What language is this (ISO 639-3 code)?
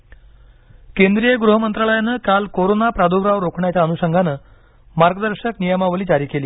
mar